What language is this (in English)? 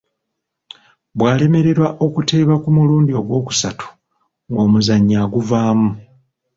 Ganda